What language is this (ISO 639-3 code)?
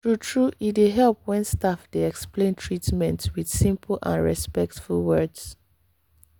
pcm